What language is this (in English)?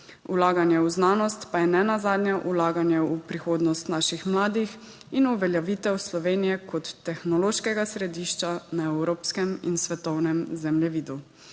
Slovenian